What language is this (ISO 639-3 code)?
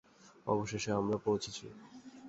ben